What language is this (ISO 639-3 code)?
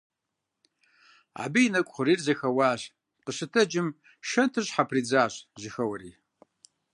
kbd